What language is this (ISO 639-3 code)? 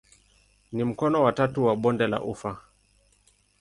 swa